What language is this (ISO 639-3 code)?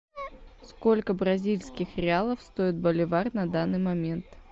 rus